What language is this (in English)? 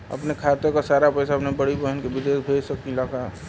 Bhojpuri